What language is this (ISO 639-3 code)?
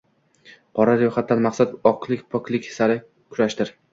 uzb